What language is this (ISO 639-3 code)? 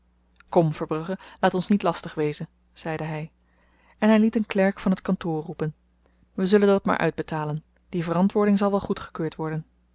nld